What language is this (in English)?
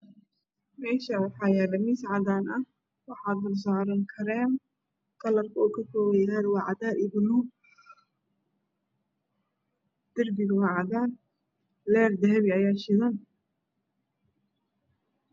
Somali